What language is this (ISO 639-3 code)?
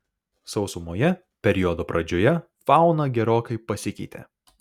lit